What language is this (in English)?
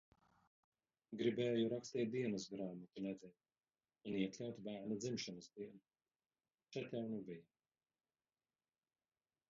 Latvian